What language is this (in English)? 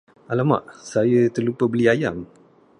Malay